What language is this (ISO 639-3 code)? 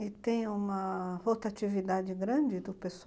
por